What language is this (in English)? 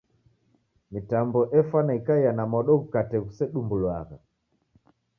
Taita